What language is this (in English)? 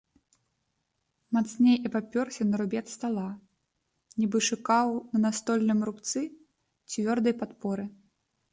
Belarusian